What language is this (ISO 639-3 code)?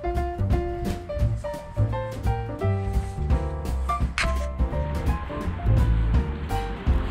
nld